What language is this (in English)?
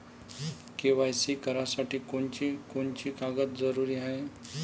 Marathi